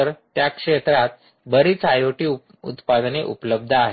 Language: Marathi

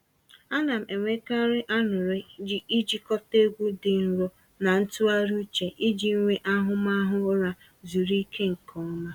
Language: Igbo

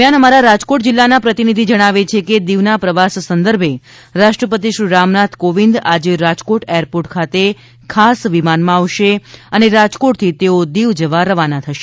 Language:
Gujarati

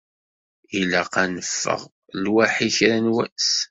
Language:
Kabyle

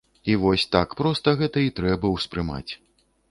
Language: Belarusian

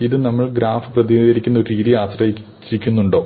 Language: Malayalam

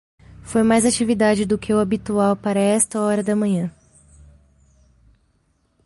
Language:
Portuguese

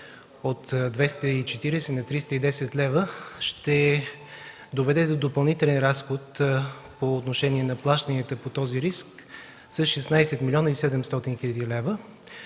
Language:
Bulgarian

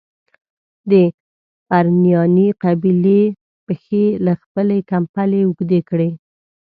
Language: Pashto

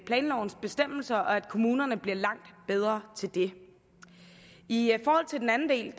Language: Danish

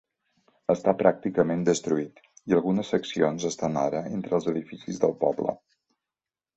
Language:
Catalan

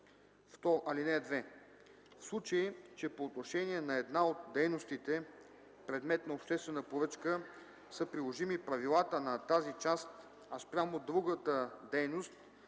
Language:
Bulgarian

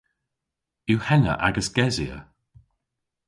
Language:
Cornish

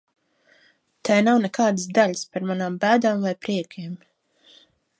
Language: Latvian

